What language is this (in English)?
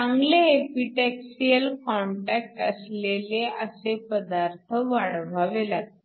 Marathi